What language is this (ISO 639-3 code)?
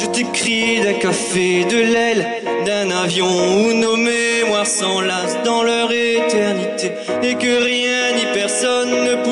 fra